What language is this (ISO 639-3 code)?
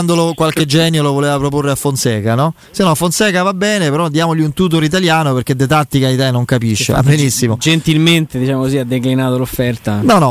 ita